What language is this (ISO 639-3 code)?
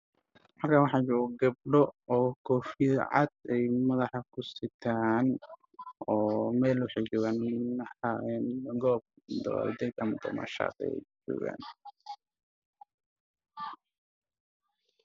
som